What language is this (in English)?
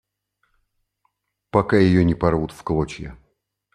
Russian